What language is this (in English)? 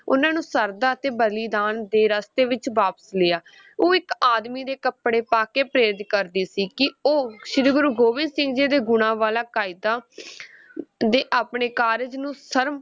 Punjabi